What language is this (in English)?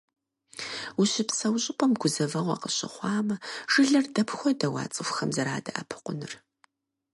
Kabardian